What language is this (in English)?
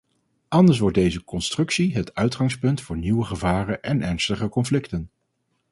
Dutch